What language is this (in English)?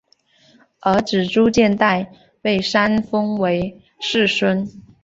Chinese